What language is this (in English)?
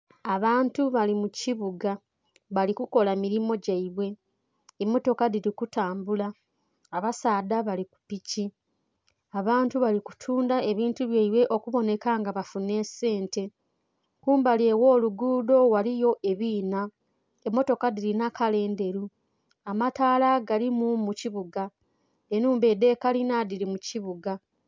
Soga